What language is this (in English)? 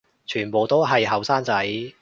Cantonese